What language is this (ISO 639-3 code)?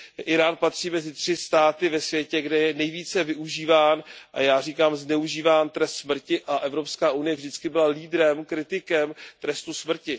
ces